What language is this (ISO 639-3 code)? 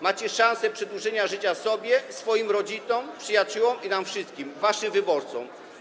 pol